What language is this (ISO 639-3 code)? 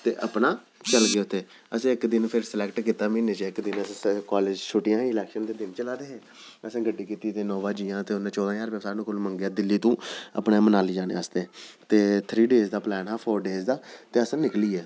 doi